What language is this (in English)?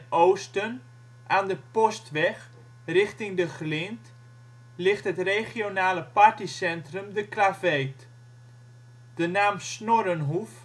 Dutch